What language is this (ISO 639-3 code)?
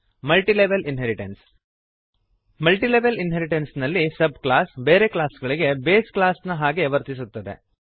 kan